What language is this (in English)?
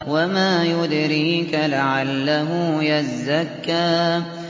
Arabic